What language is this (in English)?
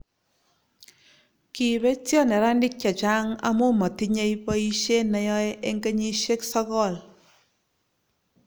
Kalenjin